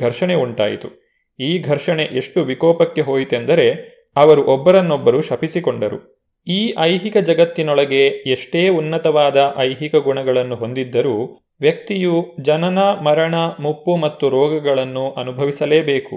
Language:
Kannada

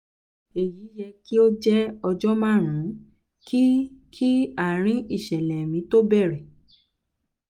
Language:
Yoruba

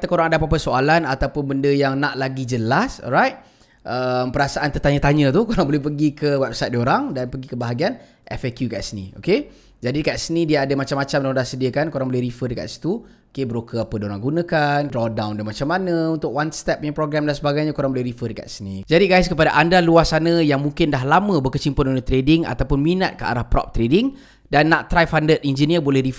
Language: Malay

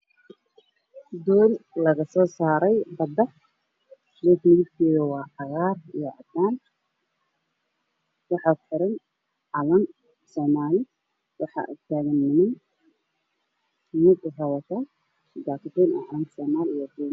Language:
Somali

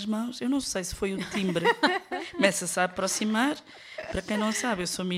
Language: Portuguese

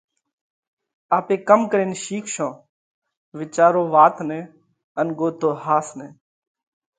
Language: Parkari Koli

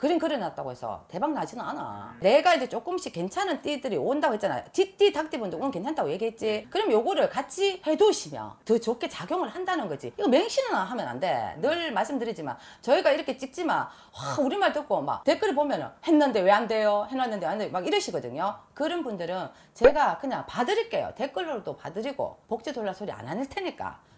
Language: Korean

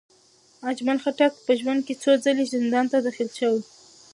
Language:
Pashto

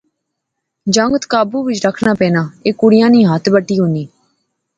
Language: Pahari-Potwari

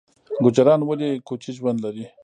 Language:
Pashto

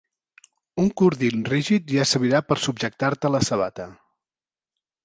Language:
Catalan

